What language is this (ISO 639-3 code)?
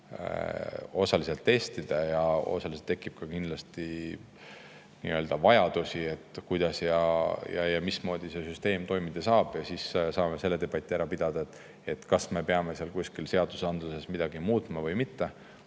est